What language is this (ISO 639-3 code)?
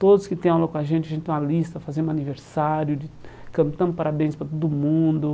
por